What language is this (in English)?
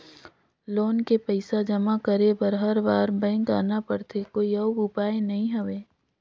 Chhattisgarhi